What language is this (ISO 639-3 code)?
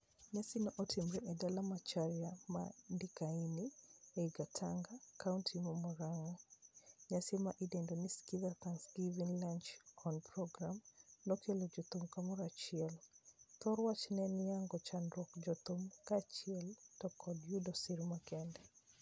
luo